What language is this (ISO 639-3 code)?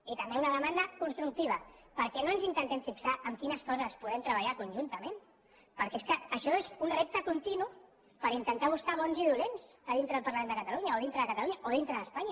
cat